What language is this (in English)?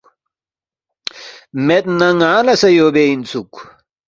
Balti